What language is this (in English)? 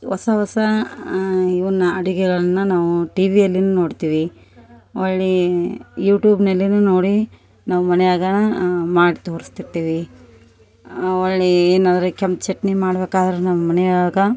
Kannada